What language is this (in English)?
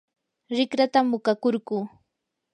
Yanahuanca Pasco Quechua